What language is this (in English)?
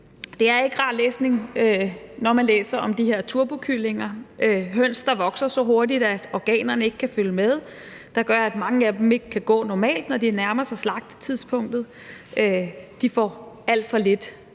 Danish